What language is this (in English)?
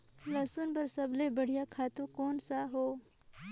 Chhattisgarhi